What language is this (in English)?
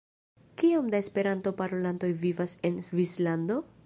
Esperanto